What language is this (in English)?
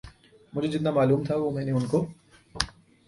Urdu